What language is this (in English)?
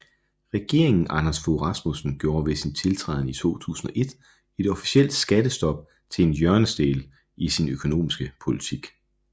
Danish